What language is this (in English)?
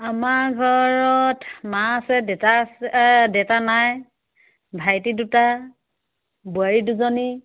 Assamese